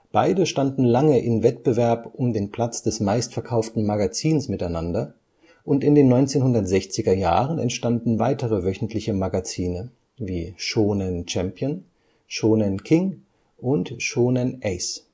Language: German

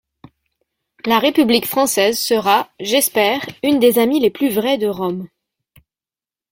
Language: French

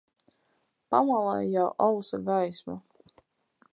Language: Latvian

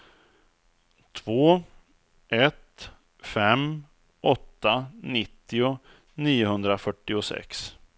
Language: Swedish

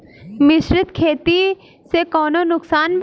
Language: Bhojpuri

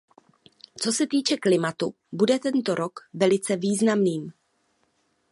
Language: Czech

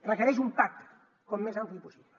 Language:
Catalan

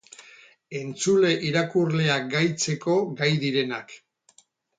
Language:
Basque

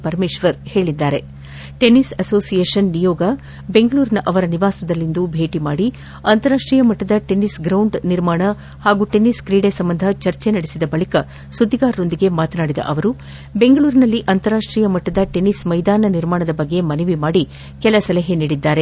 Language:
Kannada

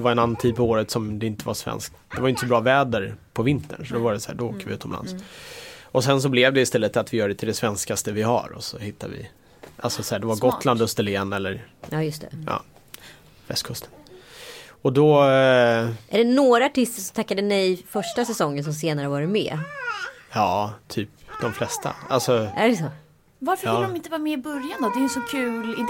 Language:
Swedish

